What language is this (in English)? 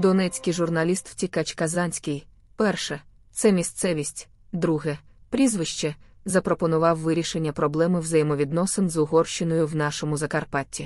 Ukrainian